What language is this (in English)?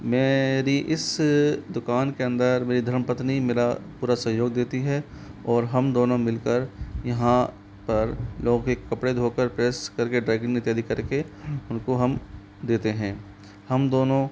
Hindi